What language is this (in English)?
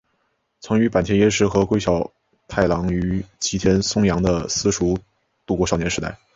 Chinese